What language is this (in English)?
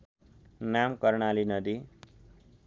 Nepali